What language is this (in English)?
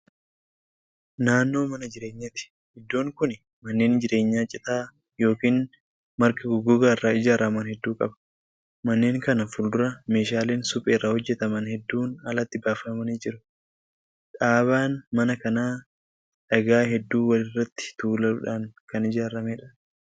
Oromo